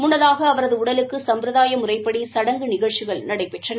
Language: Tamil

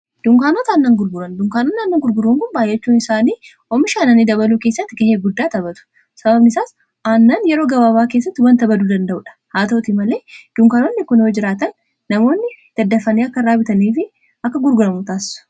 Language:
Oromo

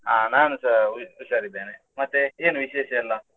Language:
Kannada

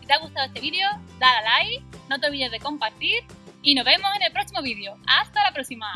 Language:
Spanish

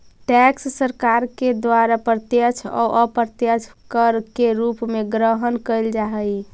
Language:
Magahi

